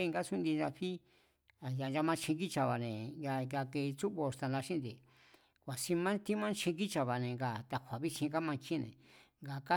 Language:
Mazatlán Mazatec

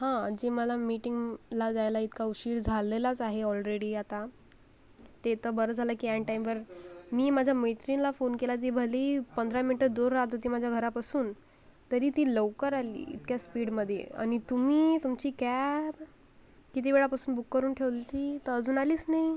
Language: Marathi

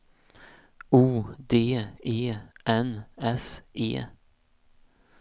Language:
Swedish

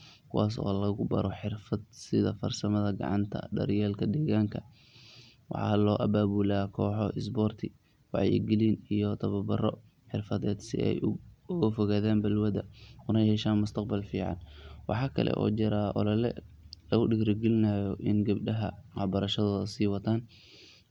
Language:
Somali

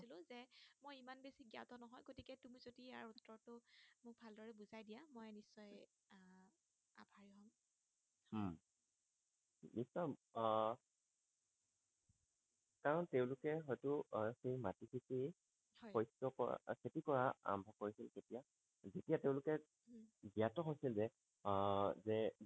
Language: Assamese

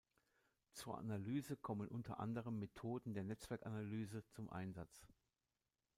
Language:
German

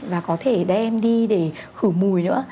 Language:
Vietnamese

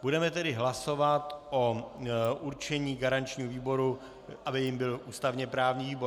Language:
Czech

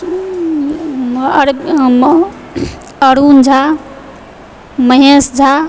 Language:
Maithili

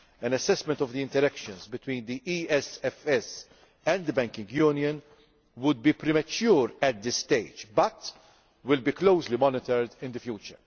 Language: English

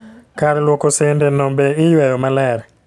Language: Luo (Kenya and Tanzania)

